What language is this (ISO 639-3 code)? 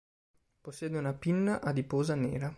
ita